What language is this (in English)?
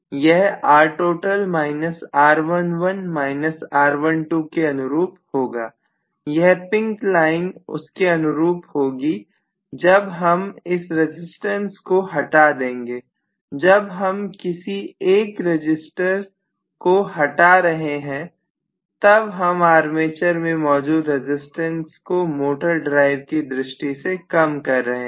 Hindi